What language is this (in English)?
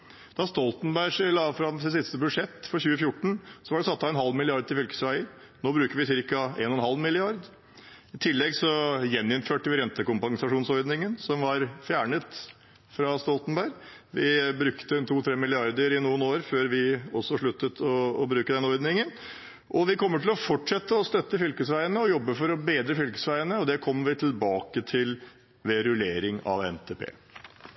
Norwegian Bokmål